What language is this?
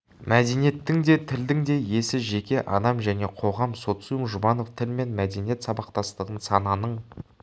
Kazakh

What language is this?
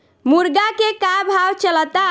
Bhojpuri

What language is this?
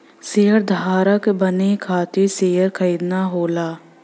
Bhojpuri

